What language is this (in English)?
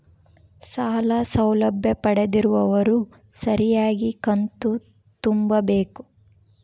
Kannada